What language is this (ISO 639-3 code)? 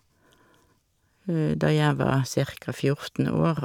nor